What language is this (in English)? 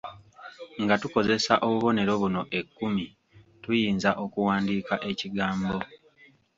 Ganda